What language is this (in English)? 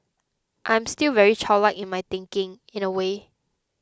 English